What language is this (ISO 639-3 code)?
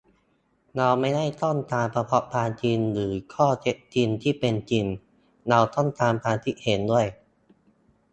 tha